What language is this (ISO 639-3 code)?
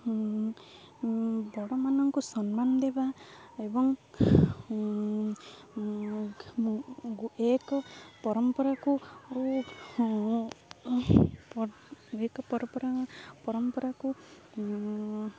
ori